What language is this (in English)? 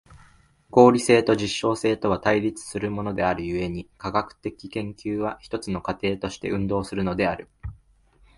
Japanese